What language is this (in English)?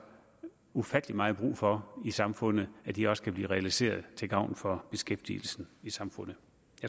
Danish